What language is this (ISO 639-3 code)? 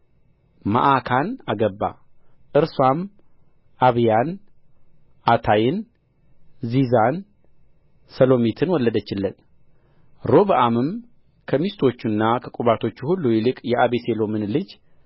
amh